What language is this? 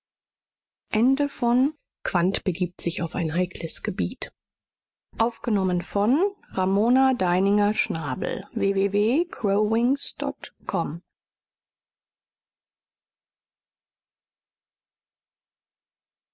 German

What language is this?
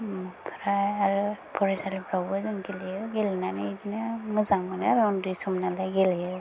Bodo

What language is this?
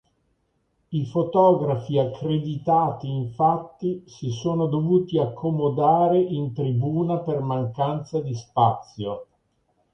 Italian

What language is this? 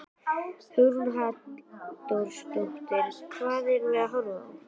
Icelandic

